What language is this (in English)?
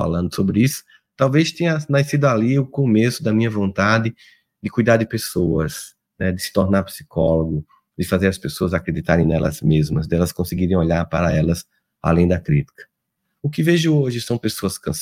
Portuguese